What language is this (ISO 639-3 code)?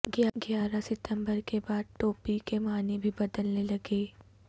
urd